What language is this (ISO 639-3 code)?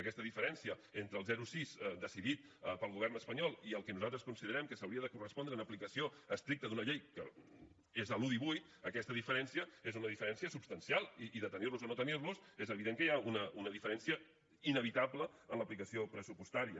cat